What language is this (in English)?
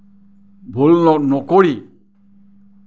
Assamese